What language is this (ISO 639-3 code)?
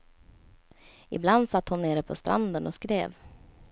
swe